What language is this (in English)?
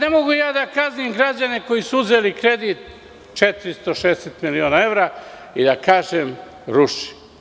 Serbian